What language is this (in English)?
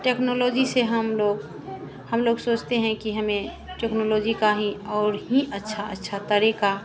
Hindi